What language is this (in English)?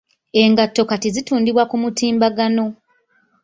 Ganda